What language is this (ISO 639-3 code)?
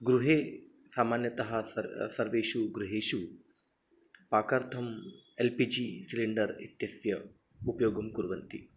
san